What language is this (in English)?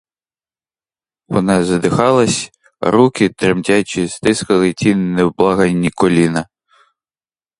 Ukrainian